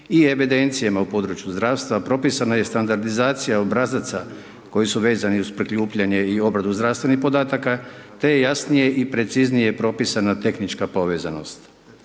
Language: Croatian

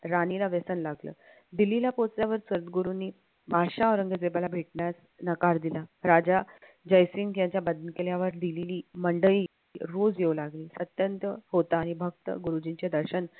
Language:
Marathi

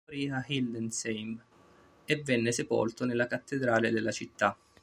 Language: Italian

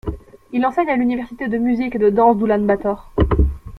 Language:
French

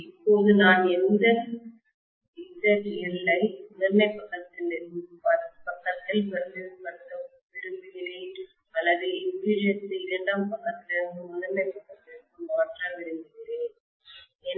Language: Tamil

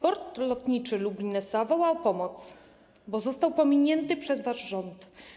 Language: Polish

